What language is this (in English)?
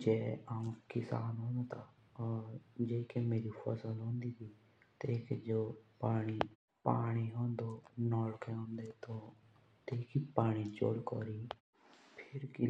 Jaunsari